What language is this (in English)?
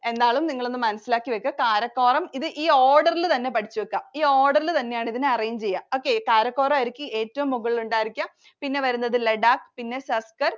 Malayalam